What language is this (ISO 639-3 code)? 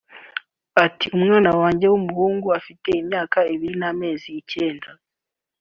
kin